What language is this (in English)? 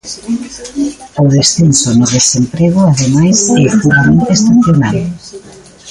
Galician